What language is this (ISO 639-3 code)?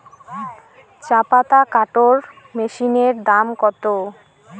ben